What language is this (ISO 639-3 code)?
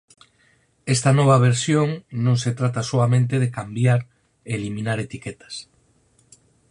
glg